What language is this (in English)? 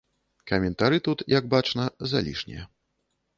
Belarusian